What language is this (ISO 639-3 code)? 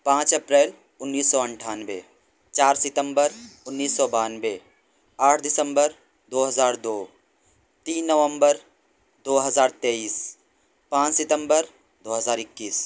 urd